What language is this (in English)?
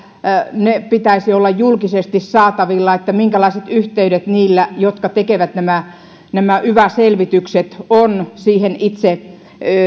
Finnish